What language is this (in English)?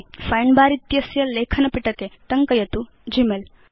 Sanskrit